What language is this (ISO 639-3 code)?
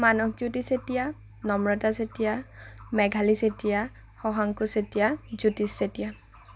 asm